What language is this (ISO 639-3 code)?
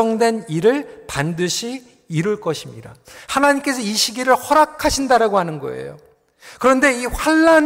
kor